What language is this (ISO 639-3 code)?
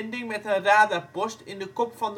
nld